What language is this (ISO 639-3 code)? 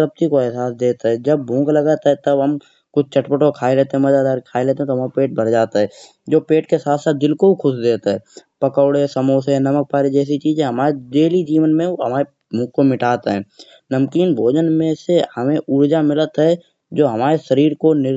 bjj